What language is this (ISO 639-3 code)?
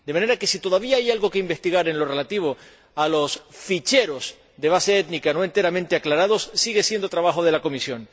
spa